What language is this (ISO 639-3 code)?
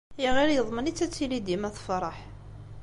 kab